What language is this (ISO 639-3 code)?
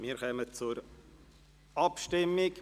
gsw